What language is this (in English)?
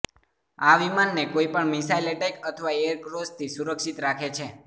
Gujarati